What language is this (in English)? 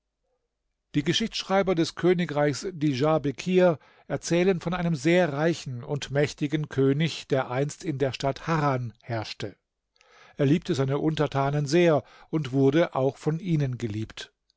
German